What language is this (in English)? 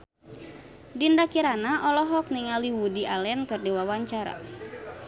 Sundanese